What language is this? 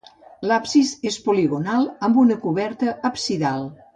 Catalan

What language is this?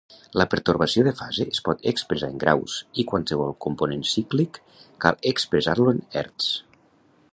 Catalan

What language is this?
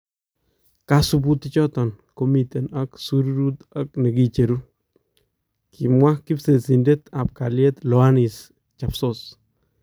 Kalenjin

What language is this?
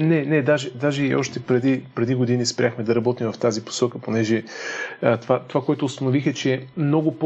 Bulgarian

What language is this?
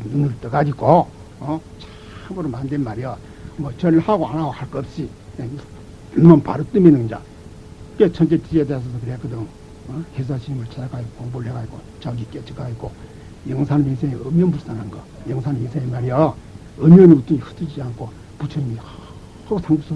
Korean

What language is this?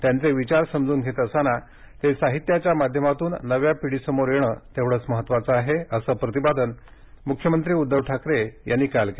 Marathi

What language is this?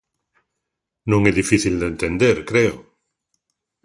Galician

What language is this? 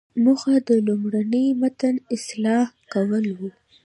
Pashto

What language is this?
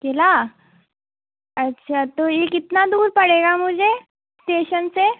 Hindi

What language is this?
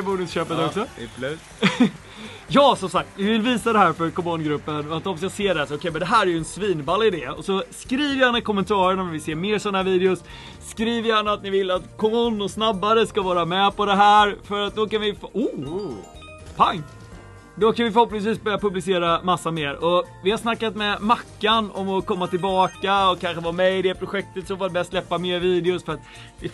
Swedish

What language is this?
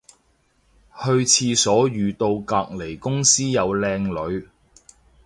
Cantonese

